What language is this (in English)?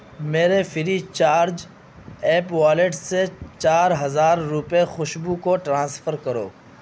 Urdu